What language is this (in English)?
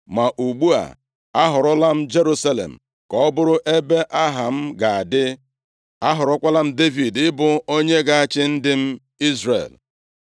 Igbo